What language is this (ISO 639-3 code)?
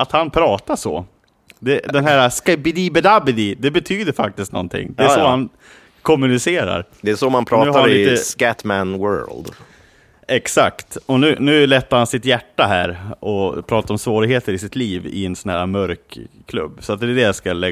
swe